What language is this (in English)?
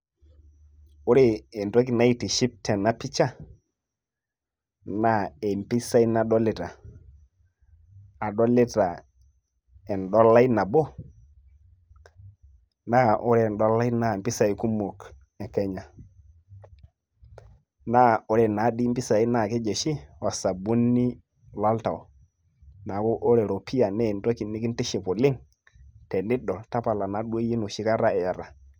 Masai